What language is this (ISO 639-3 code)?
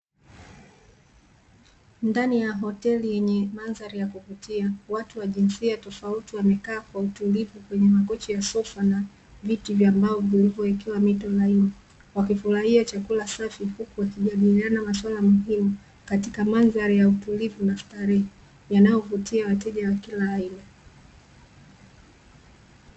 swa